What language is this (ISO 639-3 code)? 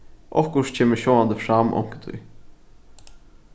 fao